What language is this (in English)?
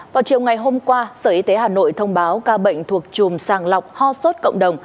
Vietnamese